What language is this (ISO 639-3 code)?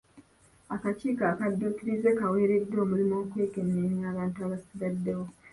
lug